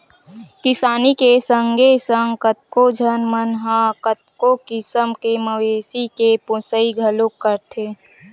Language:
Chhattisgarhi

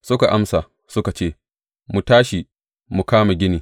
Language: Hausa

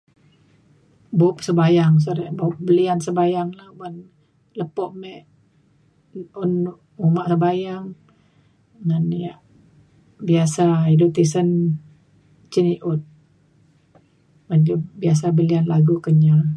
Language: Mainstream Kenyah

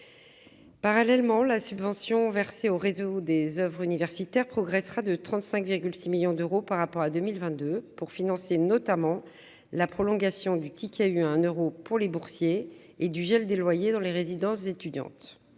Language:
French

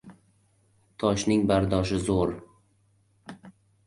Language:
Uzbek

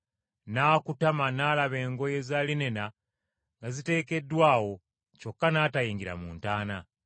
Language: Ganda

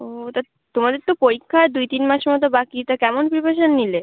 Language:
Bangla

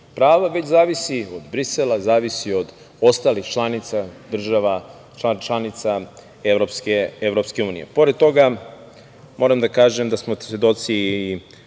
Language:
Serbian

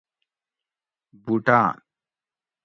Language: Gawri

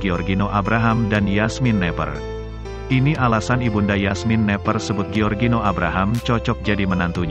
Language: Indonesian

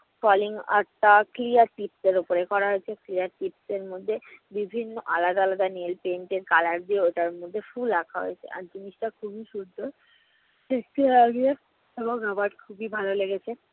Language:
Bangla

